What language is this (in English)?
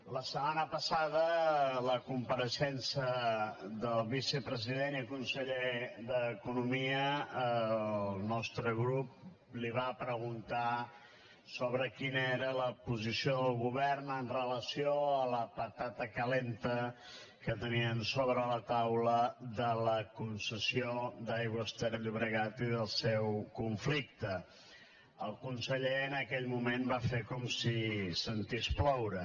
Catalan